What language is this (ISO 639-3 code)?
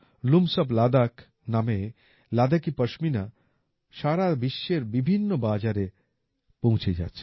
ben